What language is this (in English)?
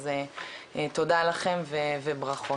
Hebrew